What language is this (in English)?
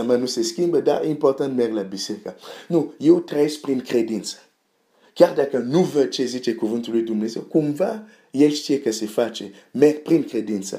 Romanian